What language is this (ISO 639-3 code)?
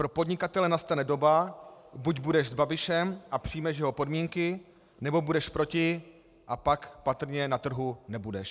ces